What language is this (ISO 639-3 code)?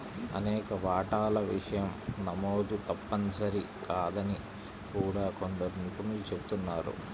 tel